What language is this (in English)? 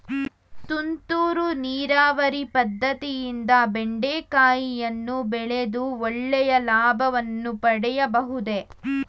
Kannada